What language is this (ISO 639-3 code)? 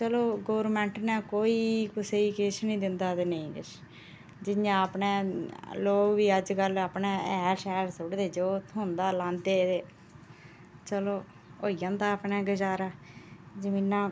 doi